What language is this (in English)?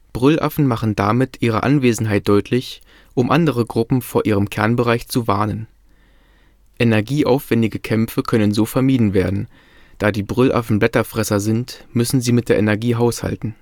German